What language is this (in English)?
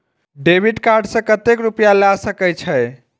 Maithili